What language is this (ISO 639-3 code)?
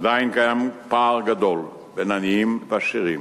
heb